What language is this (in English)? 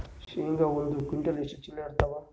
Kannada